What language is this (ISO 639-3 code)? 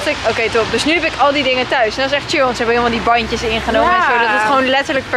nld